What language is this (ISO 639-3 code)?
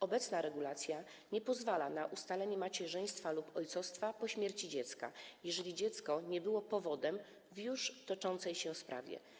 pol